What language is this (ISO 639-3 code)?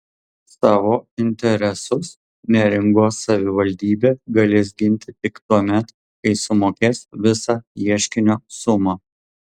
lit